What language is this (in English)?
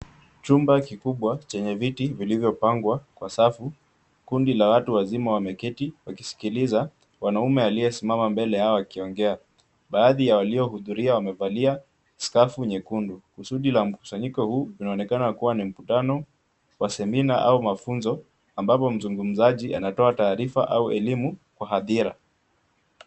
Swahili